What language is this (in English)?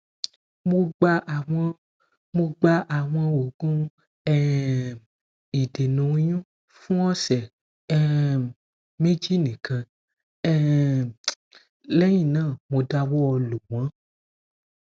Yoruba